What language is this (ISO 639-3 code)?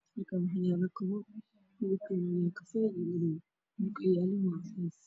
som